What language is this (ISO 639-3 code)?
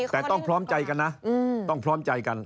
tha